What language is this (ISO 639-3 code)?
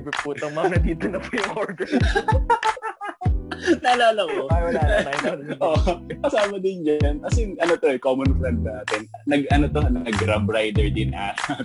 fil